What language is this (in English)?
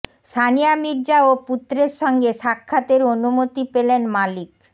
Bangla